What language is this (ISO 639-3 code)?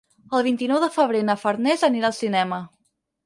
cat